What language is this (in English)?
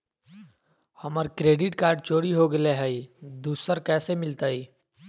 Magahi